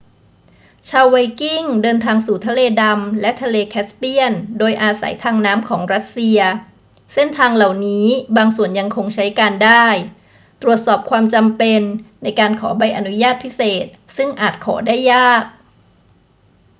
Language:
Thai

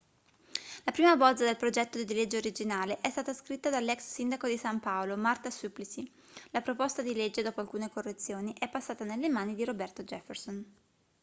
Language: Italian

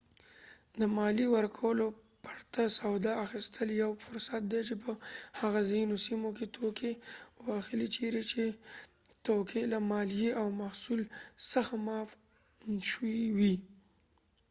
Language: Pashto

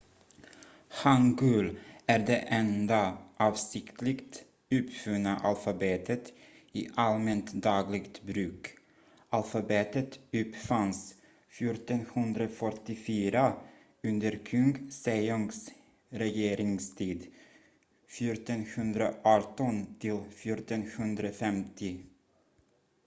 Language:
Swedish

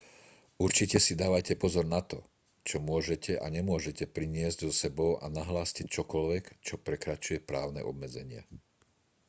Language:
Slovak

